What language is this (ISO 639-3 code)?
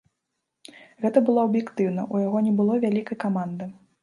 bel